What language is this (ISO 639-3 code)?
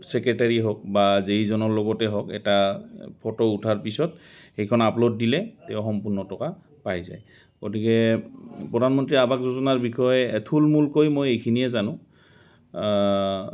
asm